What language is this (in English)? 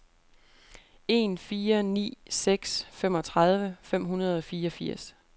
Danish